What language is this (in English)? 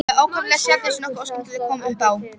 Icelandic